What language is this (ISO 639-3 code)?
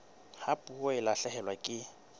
sot